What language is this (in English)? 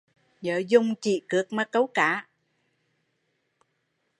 Vietnamese